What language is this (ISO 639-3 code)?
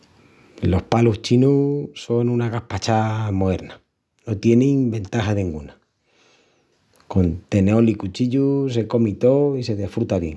ext